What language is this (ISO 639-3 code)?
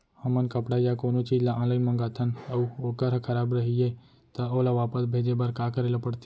hne